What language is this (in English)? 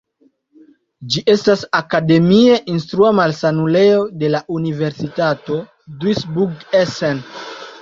Esperanto